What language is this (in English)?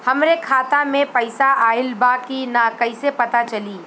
Bhojpuri